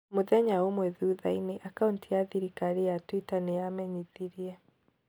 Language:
Kikuyu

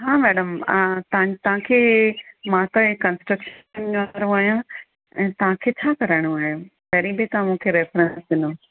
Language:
Sindhi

